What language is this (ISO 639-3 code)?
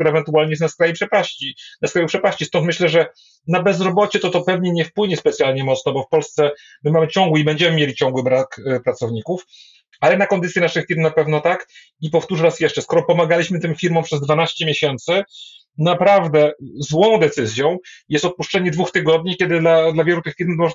pol